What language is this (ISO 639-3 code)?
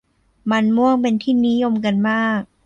tha